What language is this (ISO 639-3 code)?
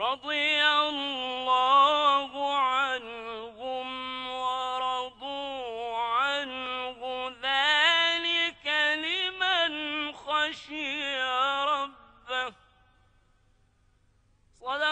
ara